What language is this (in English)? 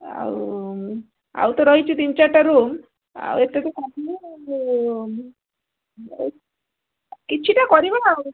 Odia